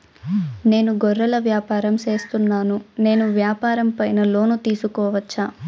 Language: Telugu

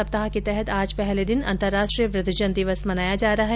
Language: Hindi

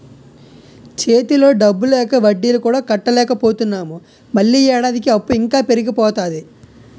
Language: Telugu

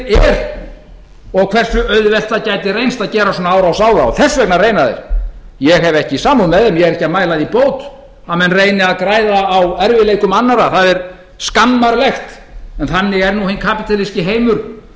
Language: Icelandic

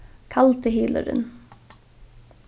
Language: Faroese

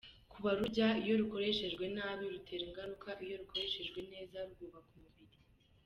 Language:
Kinyarwanda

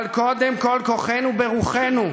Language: Hebrew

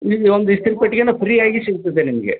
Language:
Kannada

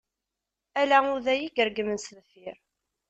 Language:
Kabyle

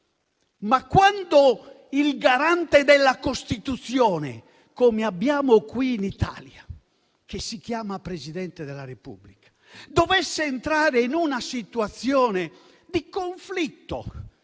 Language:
Italian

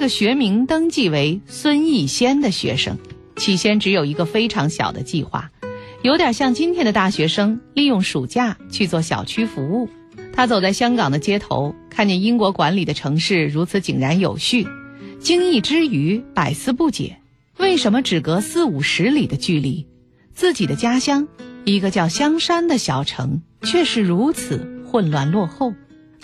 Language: Chinese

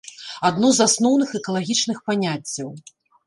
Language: Belarusian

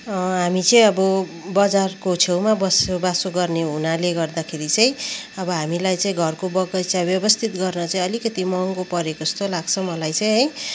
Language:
Nepali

